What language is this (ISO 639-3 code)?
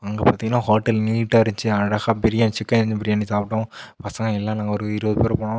tam